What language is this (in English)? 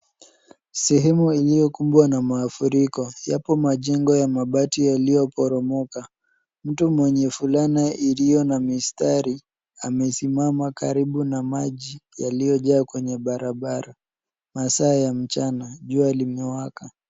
Swahili